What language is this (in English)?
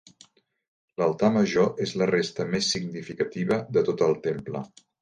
Catalan